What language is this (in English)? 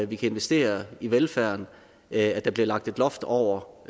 Danish